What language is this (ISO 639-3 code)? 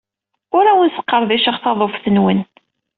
kab